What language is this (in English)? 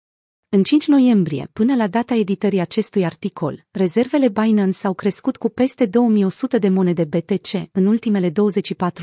Romanian